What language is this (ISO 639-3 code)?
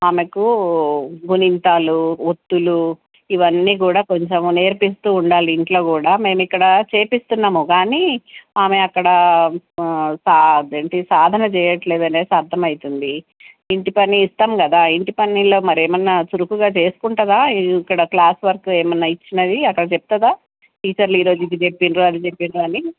tel